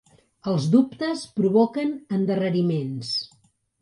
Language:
Catalan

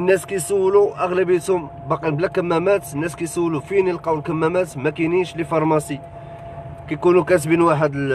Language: Arabic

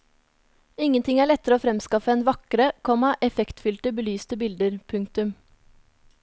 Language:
Norwegian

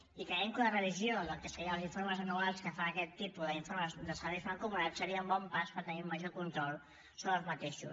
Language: Catalan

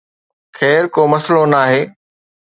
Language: Sindhi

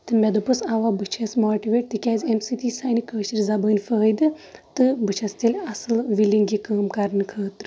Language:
Kashmiri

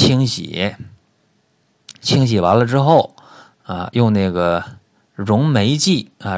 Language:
Chinese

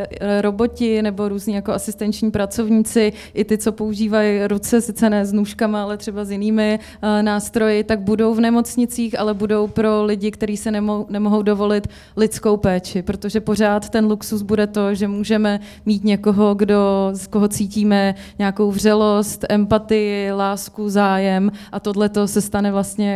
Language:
Czech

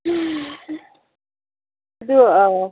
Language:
Manipuri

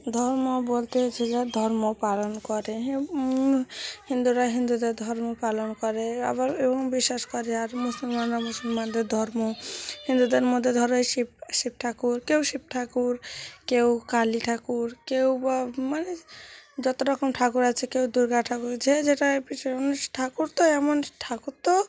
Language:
Bangla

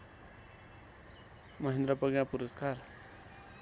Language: Nepali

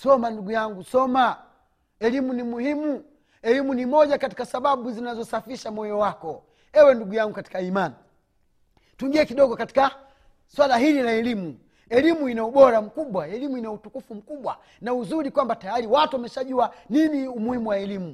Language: Swahili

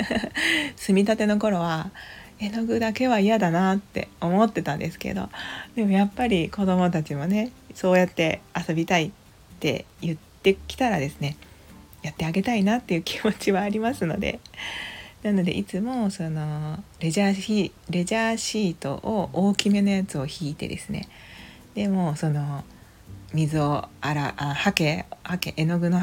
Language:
Japanese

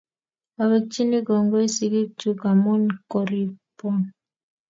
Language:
Kalenjin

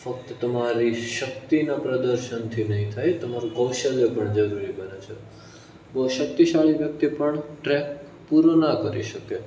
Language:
Gujarati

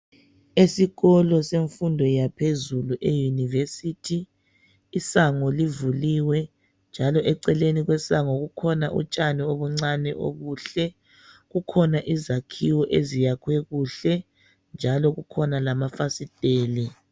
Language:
North Ndebele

